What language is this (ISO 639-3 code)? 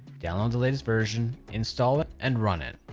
eng